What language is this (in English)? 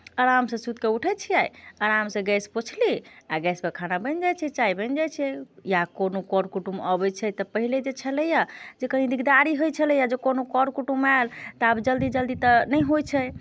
Maithili